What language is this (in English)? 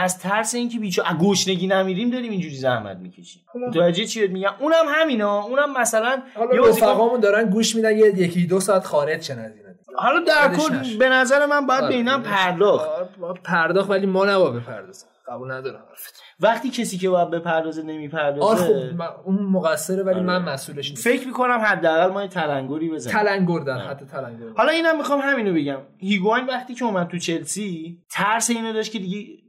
Persian